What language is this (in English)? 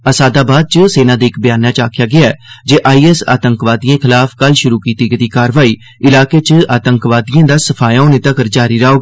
Dogri